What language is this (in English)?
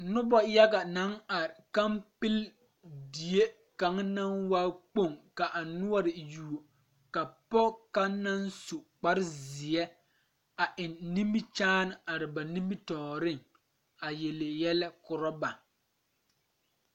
Southern Dagaare